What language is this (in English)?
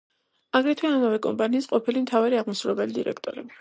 Georgian